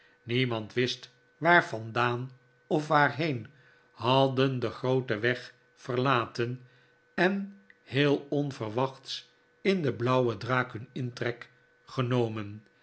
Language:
Dutch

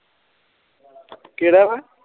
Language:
Punjabi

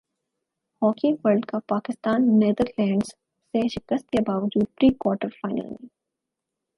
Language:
Urdu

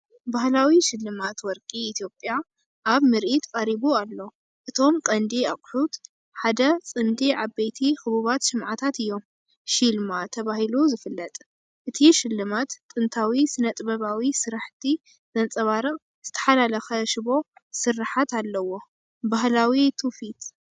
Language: Tigrinya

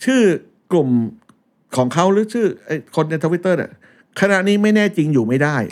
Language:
Thai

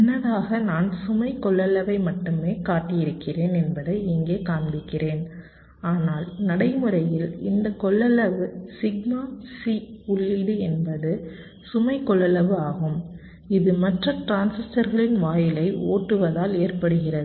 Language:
Tamil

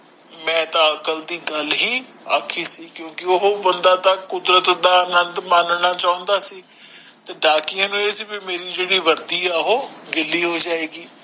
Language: Punjabi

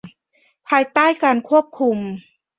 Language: Thai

